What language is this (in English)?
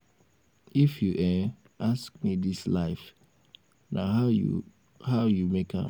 Nigerian Pidgin